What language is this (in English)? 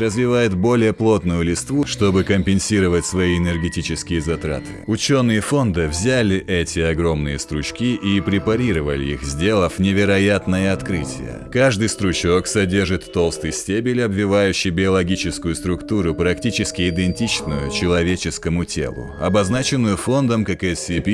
Russian